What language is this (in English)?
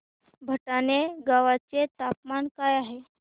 Marathi